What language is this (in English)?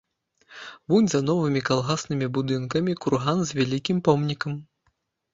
Belarusian